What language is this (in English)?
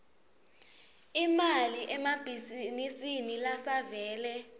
Swati